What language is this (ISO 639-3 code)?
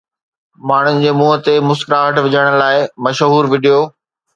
snd